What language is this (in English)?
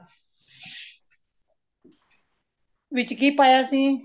Punjabi